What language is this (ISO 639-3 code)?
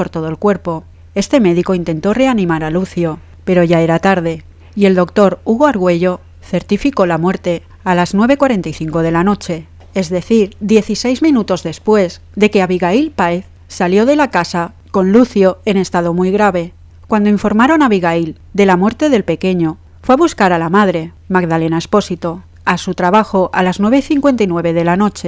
spa